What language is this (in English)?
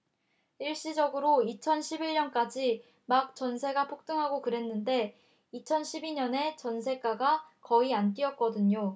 Korean